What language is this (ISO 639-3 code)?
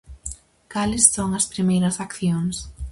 glg